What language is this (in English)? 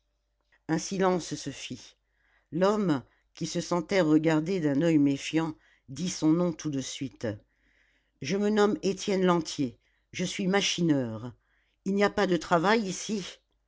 French